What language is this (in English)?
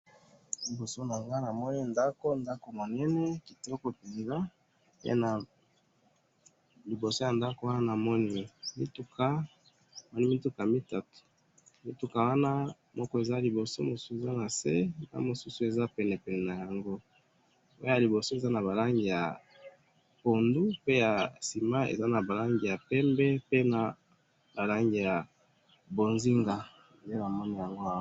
Lingala